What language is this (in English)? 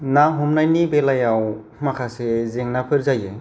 Bodo